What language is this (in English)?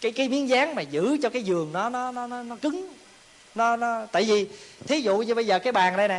Vietnamese